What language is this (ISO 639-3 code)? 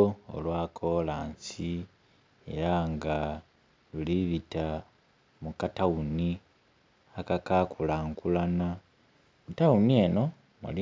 xog